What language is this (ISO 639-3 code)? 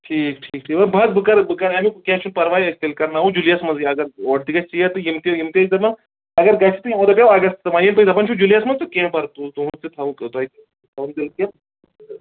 kas